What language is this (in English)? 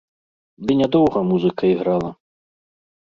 Belarusian